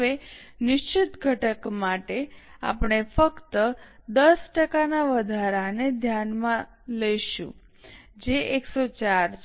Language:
Gujarati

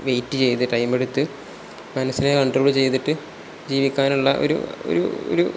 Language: Malayalam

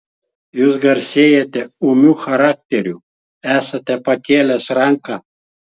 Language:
Lithuanian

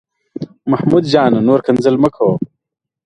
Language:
Pashto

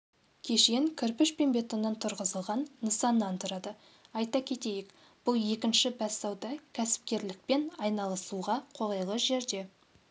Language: Kazakh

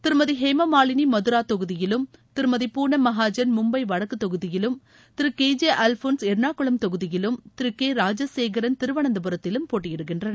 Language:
Tamil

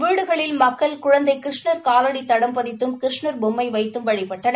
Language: Tamil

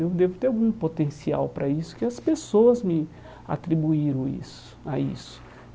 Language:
Portuguese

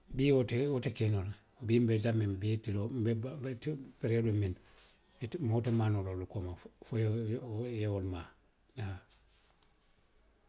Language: Western Maninkakan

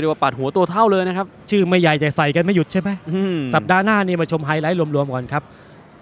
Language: Thai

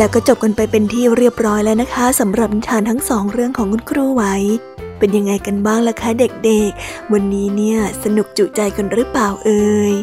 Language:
Thai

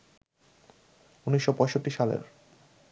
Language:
Bangla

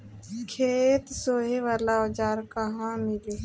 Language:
Bhojpuri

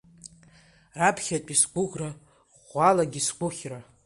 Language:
Abkhazian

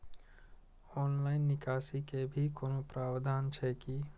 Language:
Maithili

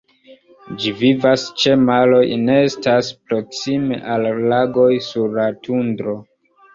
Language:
Esperanto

